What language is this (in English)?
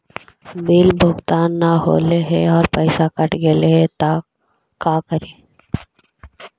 Magahi